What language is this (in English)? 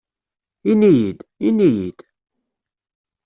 Kabyle